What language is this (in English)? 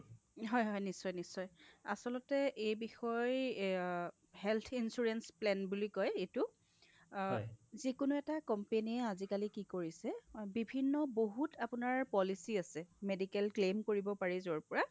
Assamese